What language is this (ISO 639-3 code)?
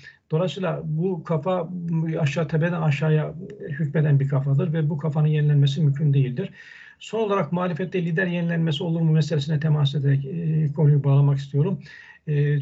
tur